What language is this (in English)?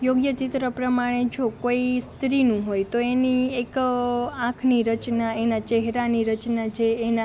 Gujarati